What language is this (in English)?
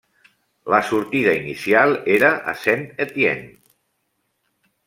Catalan